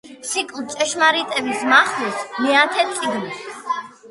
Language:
Georgian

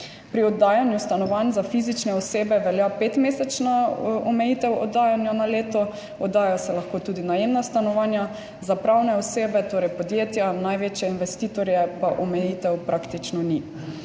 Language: Slovenian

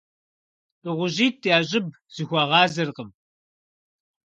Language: Kabardian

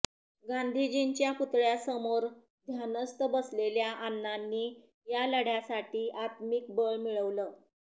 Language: Marathi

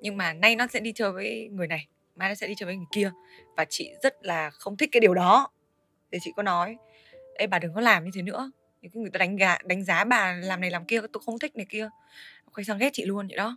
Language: Vietnamese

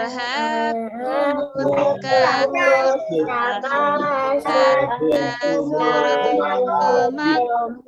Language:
Indonesian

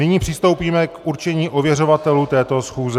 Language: Czech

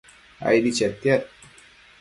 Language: Matsés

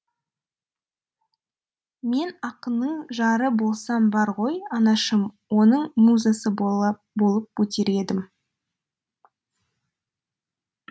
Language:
Kazakh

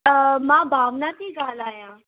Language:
Sindhi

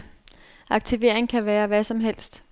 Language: Danish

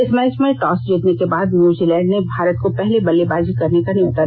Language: Hindi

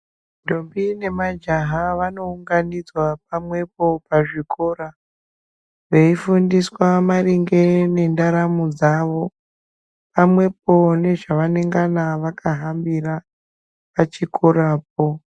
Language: Ndau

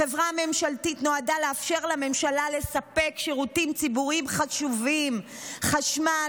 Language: Hebrew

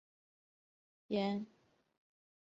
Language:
Chinese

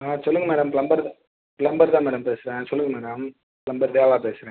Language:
Tamil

